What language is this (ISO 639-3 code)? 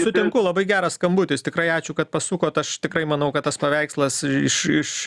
lit